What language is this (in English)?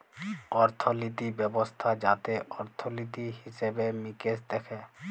Bangla